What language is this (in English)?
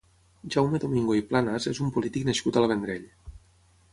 Catalan